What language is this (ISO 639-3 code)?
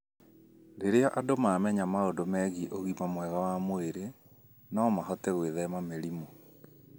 kik